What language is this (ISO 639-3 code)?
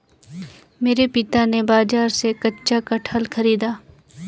hin